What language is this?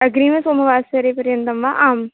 Sanskrit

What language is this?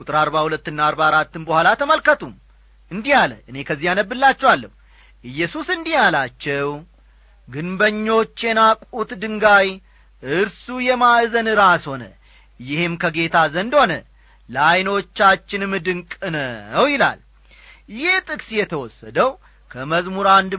Amharic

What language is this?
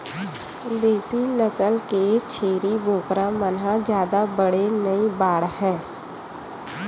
Chhattisgarhi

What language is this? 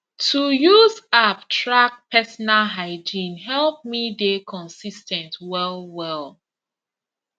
Nigerian Pidgin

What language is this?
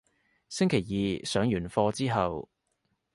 Cantonese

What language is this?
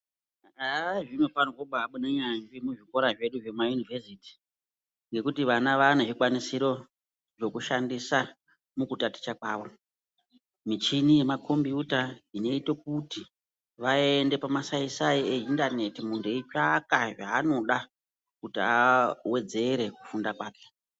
Ndau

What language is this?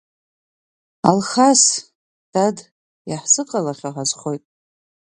Abkhazian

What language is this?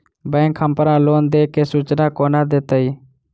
Maithili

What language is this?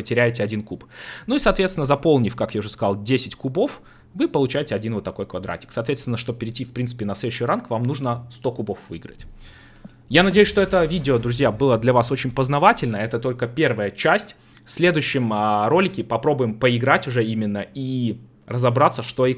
Russian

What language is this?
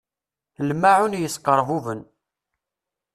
Kabyle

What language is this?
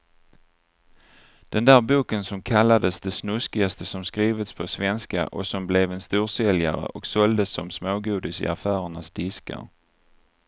Swedish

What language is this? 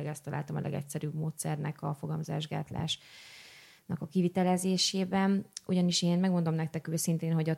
Hungarian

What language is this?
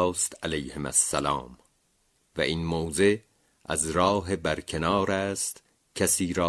Persian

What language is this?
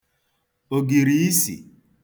Igbo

